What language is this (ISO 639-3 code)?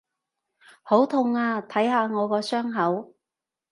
yue